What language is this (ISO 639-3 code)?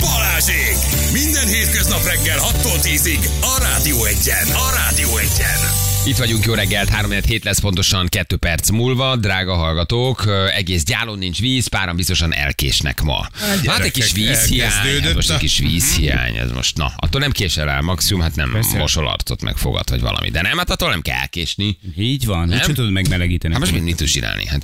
hun